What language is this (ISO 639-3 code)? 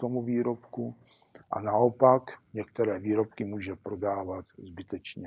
ces